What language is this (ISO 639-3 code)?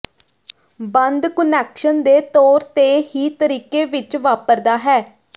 pan